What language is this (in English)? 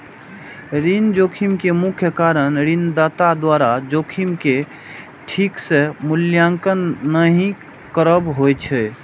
Maithili